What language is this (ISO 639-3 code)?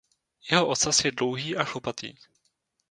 ces